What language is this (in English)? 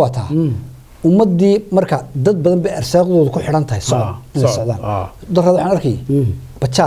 Arabic